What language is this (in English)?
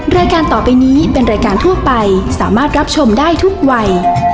Thai